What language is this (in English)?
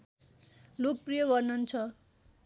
Nepali